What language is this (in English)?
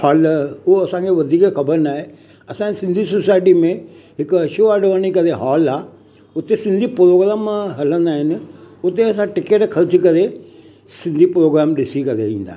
Sindhi